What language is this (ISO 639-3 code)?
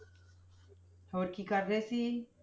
pan